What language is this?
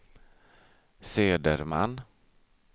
Swedish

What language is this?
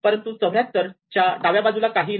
Marathi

